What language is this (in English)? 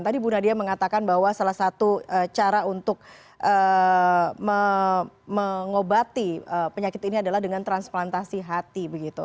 Indonesian